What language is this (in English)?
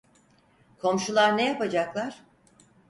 Turkish